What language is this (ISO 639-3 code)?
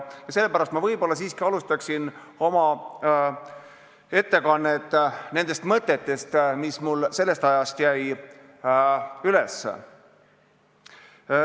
est